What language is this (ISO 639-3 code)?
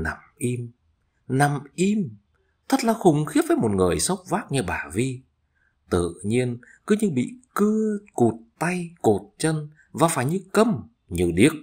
vie